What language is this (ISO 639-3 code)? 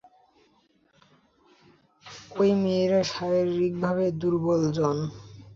ben